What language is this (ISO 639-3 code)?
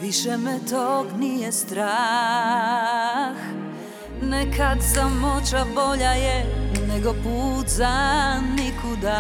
hrv